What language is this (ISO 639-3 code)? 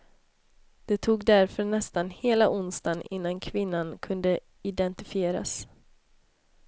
swe